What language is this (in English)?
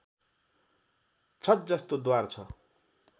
Nepali